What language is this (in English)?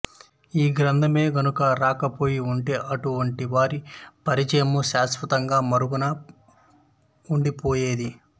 Telugu